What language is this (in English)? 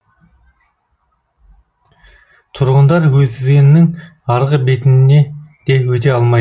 Kazakh